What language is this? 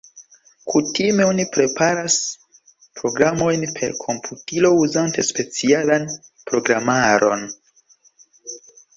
Esperanto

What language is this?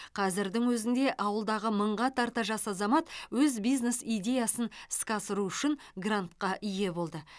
Kazakh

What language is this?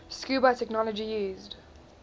English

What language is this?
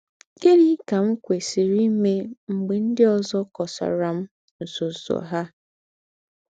Igbo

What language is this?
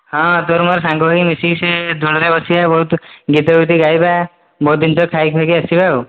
Odia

